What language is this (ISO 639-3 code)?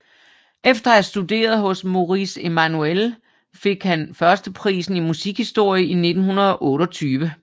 dan